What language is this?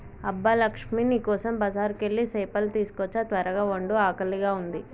Telugu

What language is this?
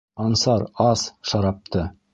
Bashkir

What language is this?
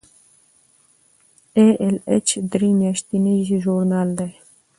Pashto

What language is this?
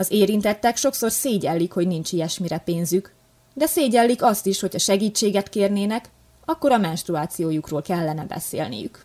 Hungarian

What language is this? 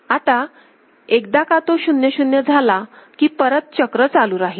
Marathi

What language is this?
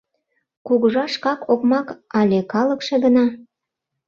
Mari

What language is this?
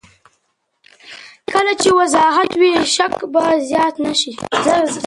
Pashto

